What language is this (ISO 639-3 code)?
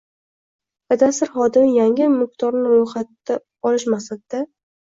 uzb